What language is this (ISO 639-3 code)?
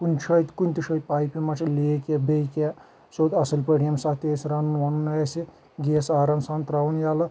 kas